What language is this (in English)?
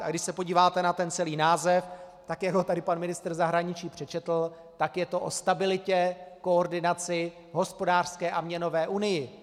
Czech